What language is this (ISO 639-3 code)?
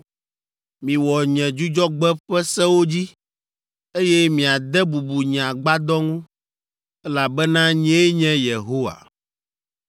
ewe